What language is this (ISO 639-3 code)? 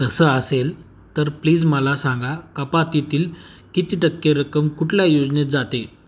mar